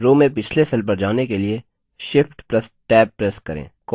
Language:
Hindi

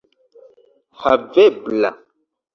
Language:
Esperanto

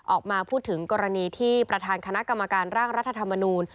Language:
Thai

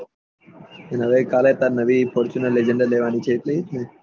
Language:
Gujarati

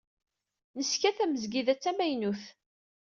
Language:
Kabyle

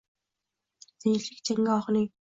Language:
Uzbek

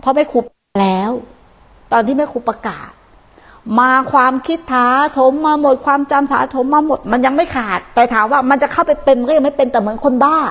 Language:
Thai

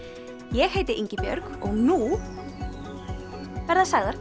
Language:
Icelandic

